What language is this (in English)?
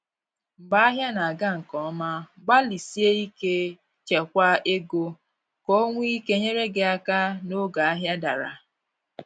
Igbo